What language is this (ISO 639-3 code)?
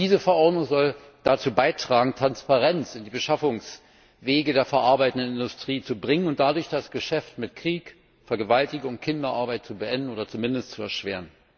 deu